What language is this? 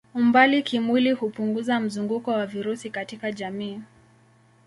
Swahili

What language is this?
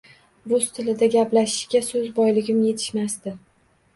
Uzbek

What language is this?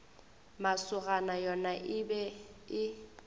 Northern Sotho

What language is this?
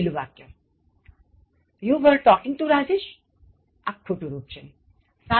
Gujarati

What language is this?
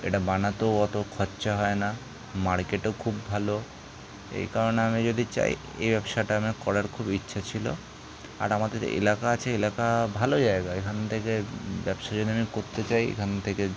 Bangla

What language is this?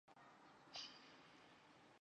Chinese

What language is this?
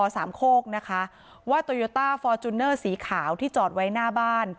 Thai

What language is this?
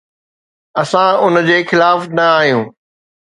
Sindhi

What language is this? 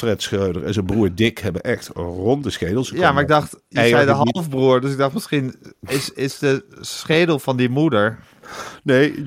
Dutch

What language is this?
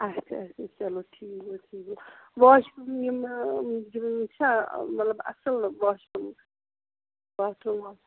Kashmiri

